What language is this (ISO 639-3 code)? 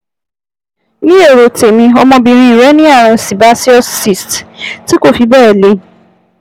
yor